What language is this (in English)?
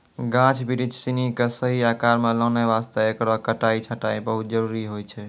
Maithili